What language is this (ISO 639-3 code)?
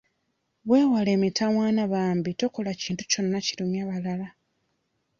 lug